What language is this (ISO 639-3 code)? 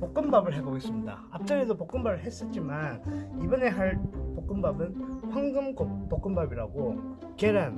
kor